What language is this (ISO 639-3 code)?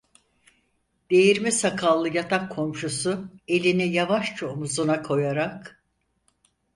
tur